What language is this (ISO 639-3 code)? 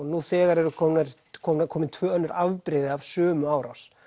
isl